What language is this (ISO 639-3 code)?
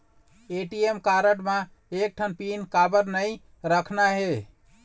hne